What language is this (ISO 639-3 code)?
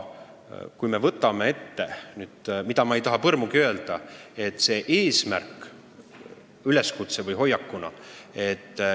est